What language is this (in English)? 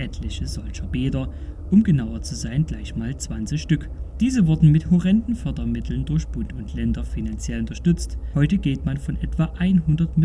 German